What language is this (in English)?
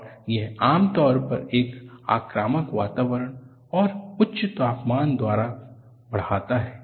Hindi